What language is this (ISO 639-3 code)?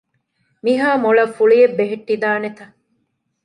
div